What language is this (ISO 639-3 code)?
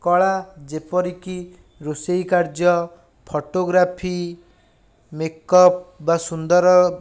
ori